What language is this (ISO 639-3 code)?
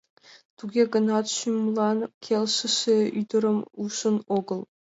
chm